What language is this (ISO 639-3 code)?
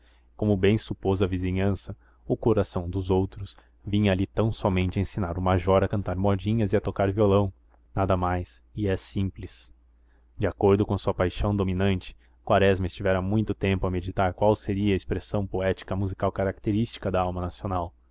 por